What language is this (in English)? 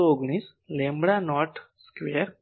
Gujarati